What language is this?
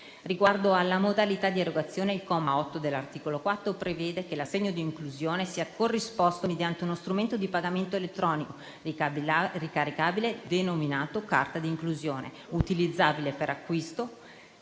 Italian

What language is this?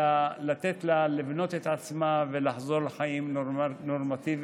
Hebrew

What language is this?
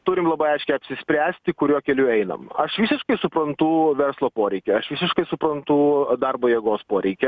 Lithuanian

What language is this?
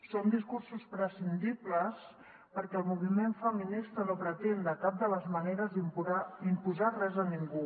Catalan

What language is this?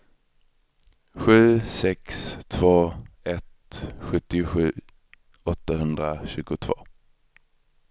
Swedish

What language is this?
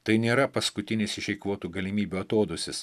Lithuanian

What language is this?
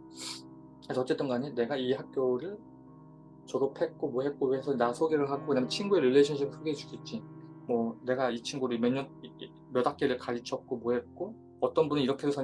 Korean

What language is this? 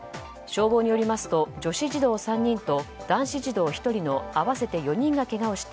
Japanese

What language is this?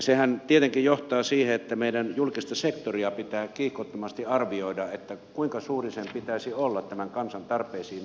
Finnish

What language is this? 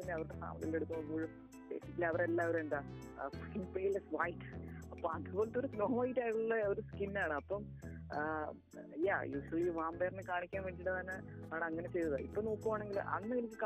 Malayalam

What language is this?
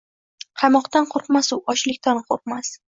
Uzbek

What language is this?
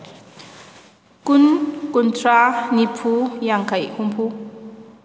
Manipuri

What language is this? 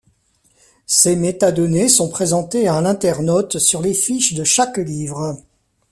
French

